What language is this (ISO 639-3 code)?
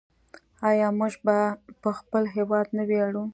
pus